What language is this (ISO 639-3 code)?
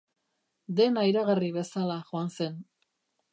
eus